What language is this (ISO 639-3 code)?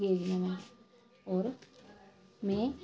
doi